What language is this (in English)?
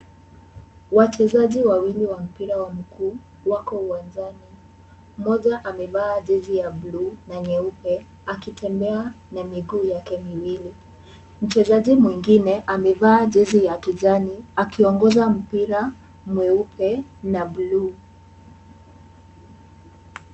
Swahili